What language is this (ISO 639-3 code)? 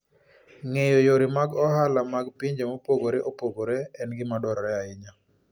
luo